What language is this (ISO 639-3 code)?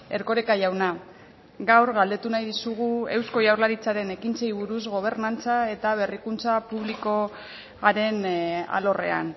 eus